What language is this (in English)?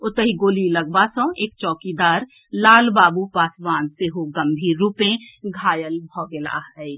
Maithili